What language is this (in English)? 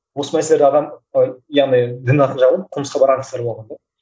Kazakh